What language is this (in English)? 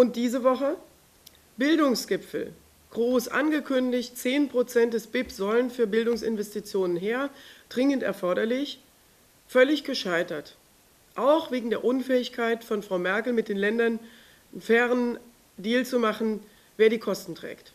German